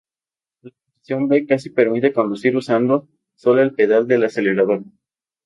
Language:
Spanish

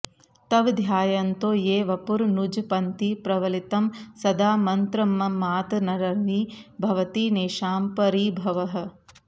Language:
Sanskrit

